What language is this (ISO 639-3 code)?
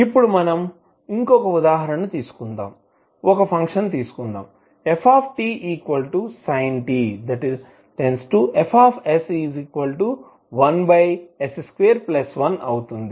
tel